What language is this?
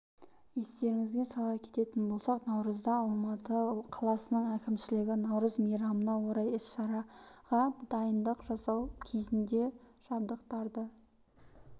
Kazakh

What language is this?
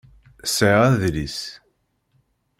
Kabyle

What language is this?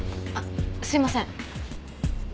Japanese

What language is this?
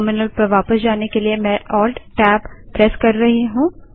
Hindi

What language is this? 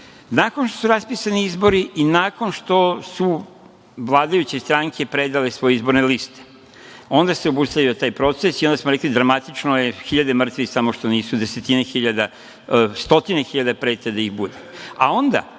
Serbian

